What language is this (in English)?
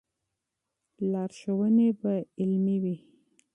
Pashto